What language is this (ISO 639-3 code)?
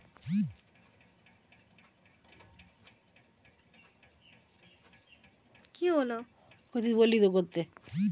ben